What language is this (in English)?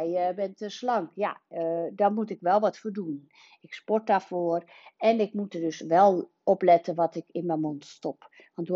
Dutch